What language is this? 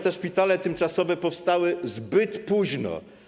Polish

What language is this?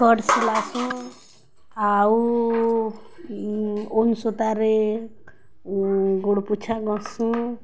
Odia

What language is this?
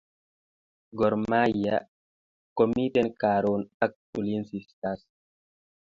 Kalenjin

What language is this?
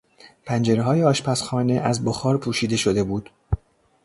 Persian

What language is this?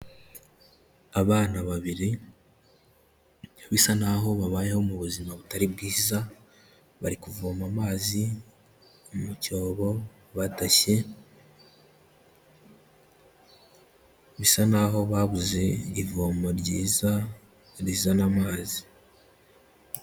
Kinyarwanda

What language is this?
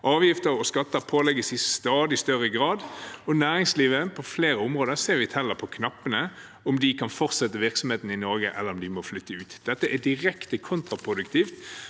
Norwegian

